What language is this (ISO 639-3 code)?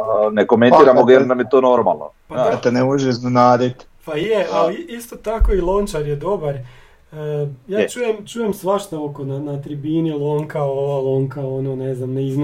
hrv